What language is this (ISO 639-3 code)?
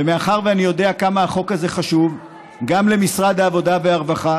heb